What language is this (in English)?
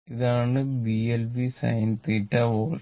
Malayalam